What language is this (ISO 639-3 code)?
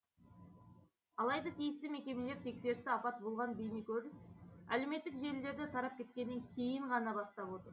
kaz